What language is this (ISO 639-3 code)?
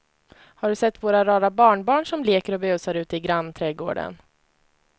swe